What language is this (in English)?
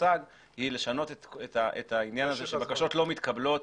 Hebrew